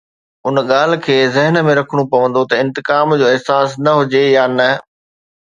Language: Sindhi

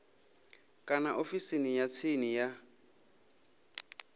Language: Venda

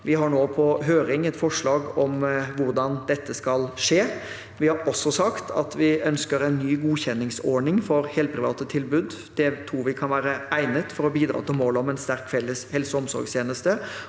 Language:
Norwegian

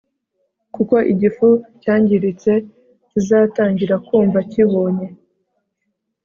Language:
Kinyarwanda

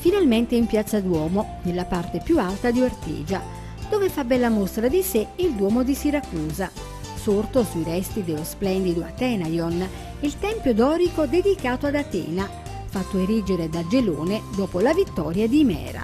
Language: Italian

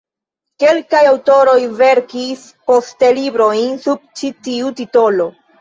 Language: Esperanto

